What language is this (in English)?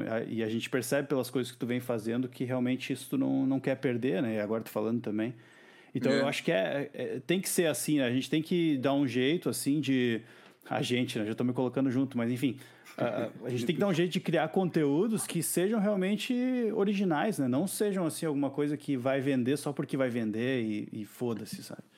Portuguese